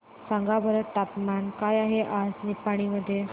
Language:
Marathi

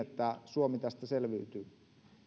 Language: Finnish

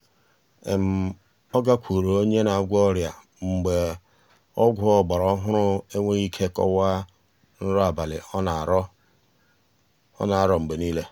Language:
Igbo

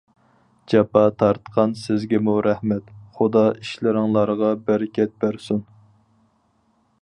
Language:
Uyghur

